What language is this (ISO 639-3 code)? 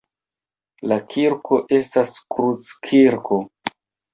epo